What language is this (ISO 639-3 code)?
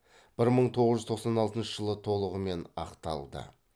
kaz